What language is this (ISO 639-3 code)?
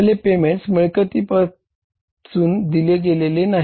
mar